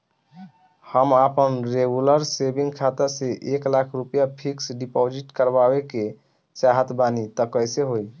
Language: Bhojpuri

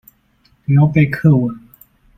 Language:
Chinese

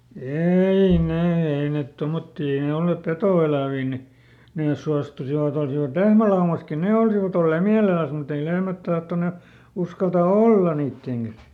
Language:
Finnish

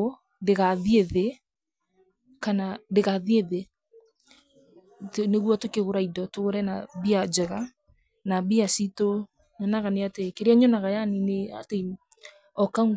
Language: Kikuyu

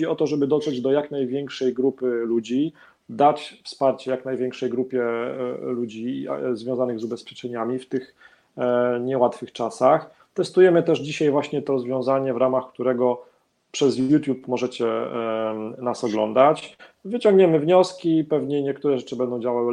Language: Polish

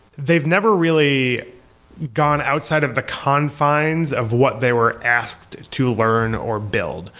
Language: English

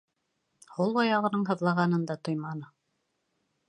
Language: Bashkir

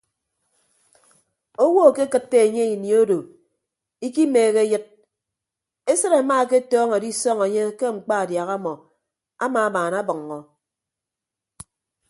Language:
Ibibio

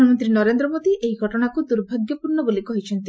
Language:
Odia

